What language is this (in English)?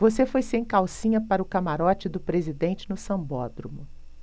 Portuguese